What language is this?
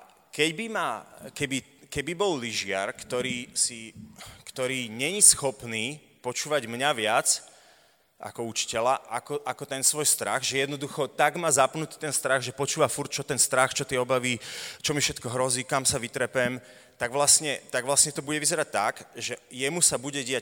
Slovak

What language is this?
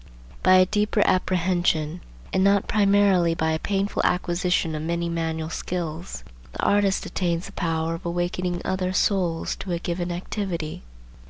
English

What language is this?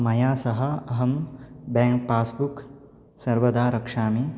Sanskrit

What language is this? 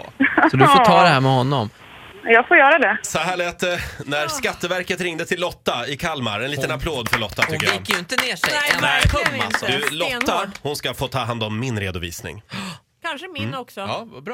Swedish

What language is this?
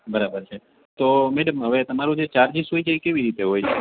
Gujarati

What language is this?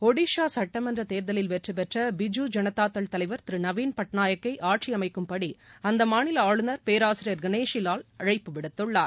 Tamil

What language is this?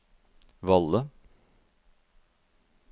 Norwegian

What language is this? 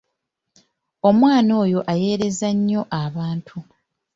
Ganda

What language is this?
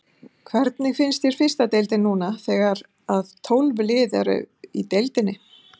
Icelandic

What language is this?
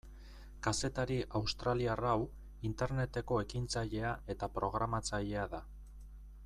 Basque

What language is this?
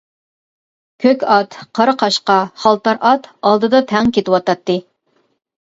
Uyghur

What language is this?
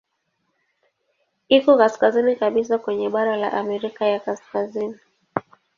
Swahili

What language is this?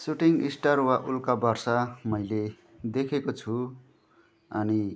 Nepali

